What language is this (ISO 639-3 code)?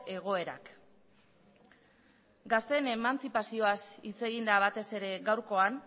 eus